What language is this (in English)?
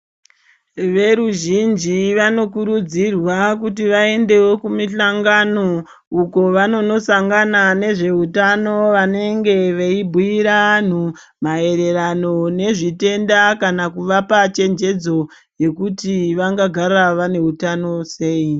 Ndau